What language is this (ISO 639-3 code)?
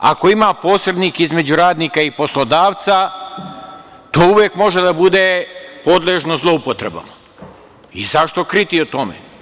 srp